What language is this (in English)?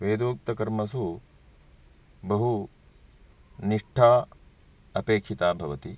Sanskrit